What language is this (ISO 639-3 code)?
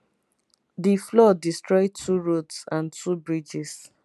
pcm